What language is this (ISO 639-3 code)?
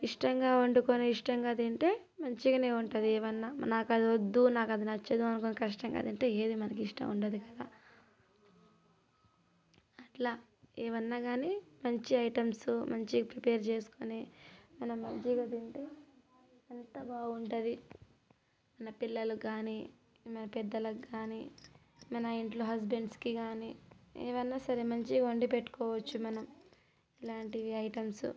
tel